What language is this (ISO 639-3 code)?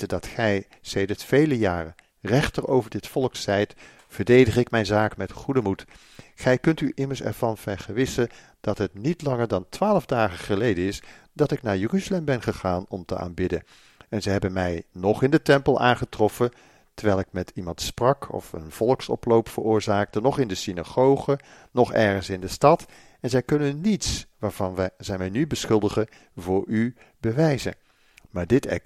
nld